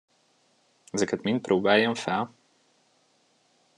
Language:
Hungarian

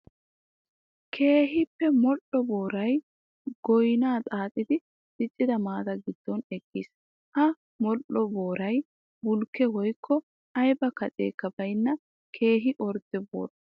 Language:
Wolaytta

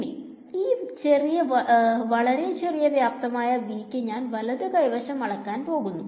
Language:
Malayalam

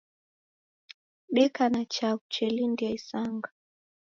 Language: Taita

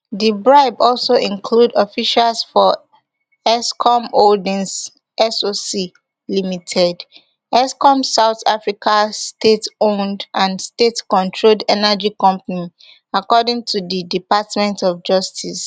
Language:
Nigerian Pidgin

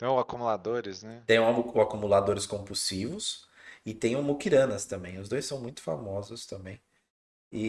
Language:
Portuguese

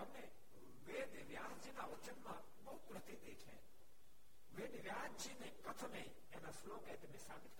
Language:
Gujarati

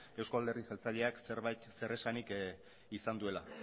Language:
Basque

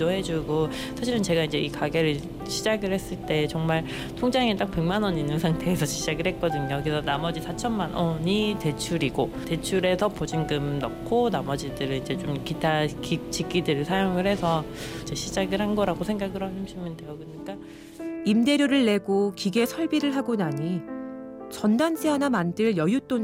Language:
Korean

